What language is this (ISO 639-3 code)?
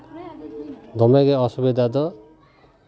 sat